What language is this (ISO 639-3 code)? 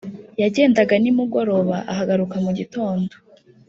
kin